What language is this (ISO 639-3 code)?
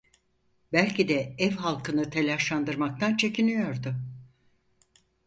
tur